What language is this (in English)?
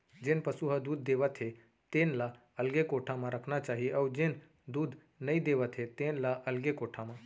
Chhattisgarhi